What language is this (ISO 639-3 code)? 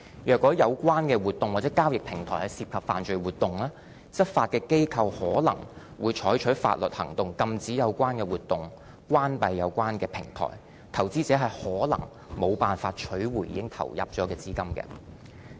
yue